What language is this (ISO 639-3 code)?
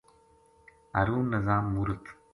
gju